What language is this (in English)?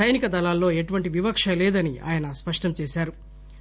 Telugu